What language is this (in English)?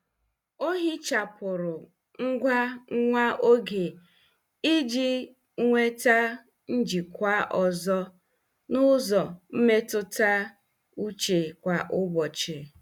Igbo